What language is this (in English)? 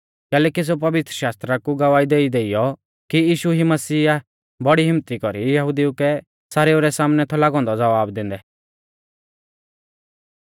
Mahasu Pahari